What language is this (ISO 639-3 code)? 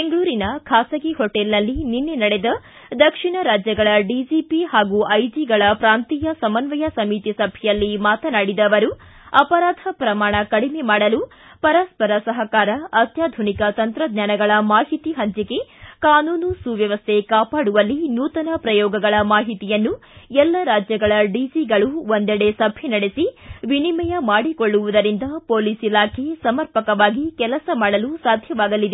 kan